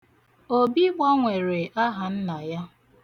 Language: Igbo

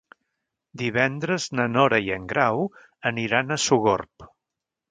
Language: Catalan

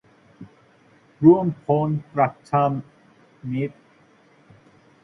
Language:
Thai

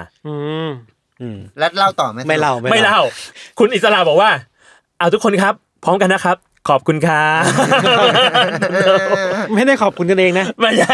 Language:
Thai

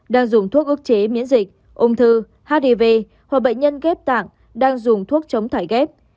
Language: Vietnamese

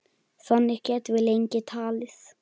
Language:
Icelandic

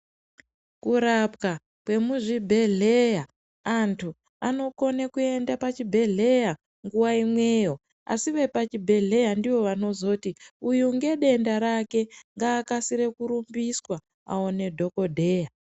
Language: Ndau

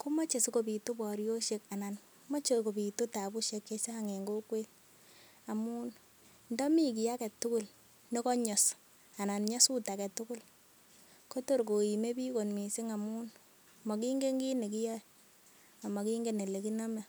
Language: Kalenjin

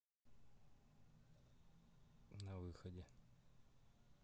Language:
Russian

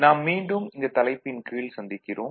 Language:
Tamil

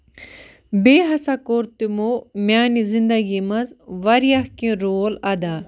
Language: Kashmiri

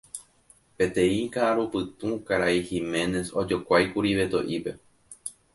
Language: Guarani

